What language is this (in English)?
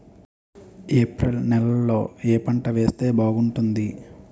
Telugu